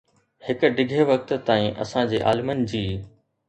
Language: Sindhi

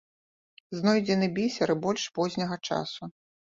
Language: Belarusian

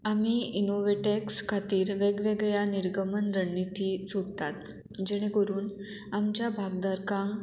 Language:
Konkani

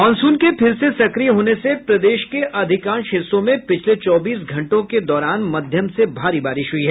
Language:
Hindi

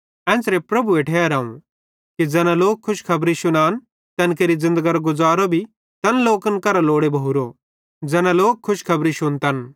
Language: Bhadrawahi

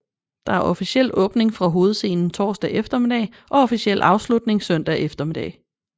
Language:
Danish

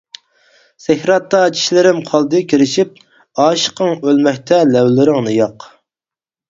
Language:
Uyghur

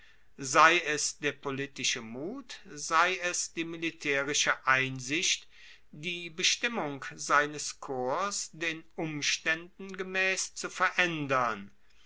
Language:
German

